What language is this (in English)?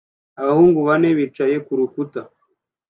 Kinyarwanda